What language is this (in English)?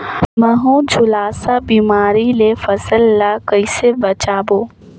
Chhattisgarhi